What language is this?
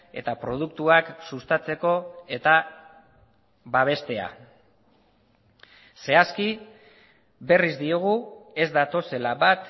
Basque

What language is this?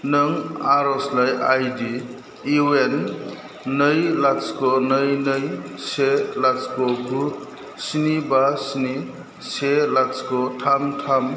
Bodo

